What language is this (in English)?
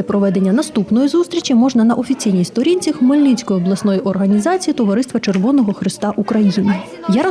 Ukrainian